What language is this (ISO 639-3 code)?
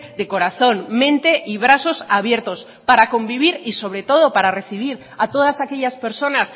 spa